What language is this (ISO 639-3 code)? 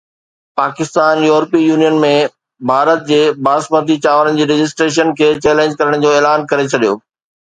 snd